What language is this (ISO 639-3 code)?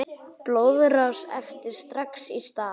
isl